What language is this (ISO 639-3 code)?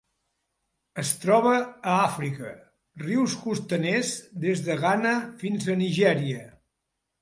cat